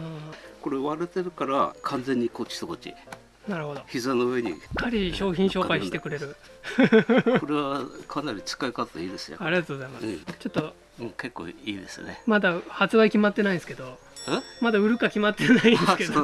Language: Japanese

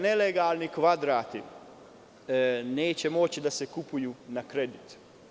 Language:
Serbian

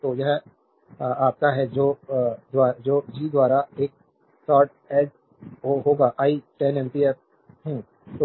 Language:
Hindi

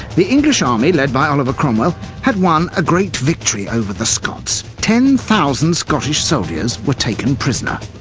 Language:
English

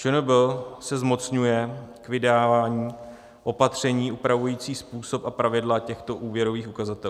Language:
Czech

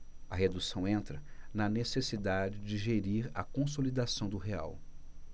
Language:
Portuguese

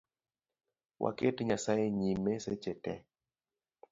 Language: Luo (Kenya and Tanzania)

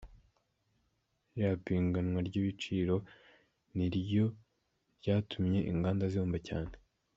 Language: Kinyarwanda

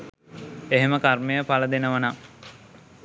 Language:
Sinhala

